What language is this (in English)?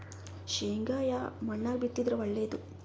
Kannada